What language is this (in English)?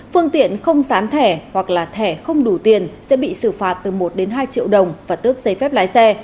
Vietnamese